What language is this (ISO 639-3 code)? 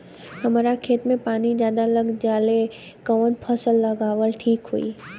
bho